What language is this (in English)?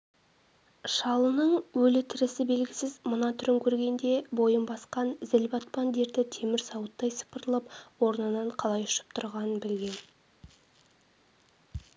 Kazakh